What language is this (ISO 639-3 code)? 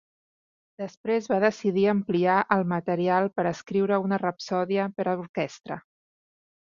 cat